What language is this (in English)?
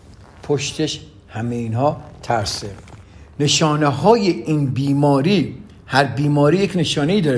Persian